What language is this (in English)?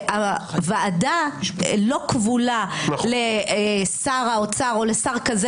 Hebrew